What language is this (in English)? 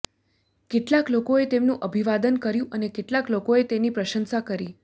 Gujarati